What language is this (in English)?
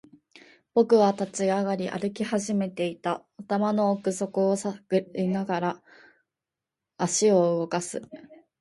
Japanese